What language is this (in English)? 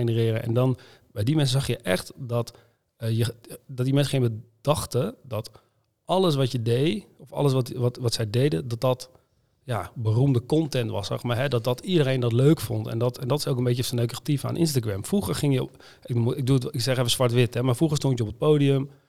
Dutch